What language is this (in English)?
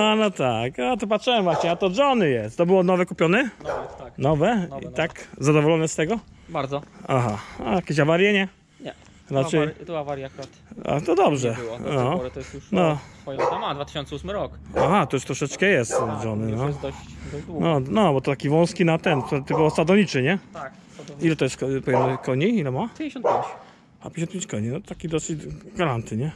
Polish